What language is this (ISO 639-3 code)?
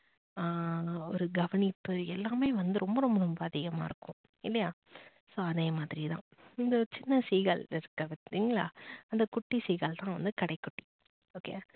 tam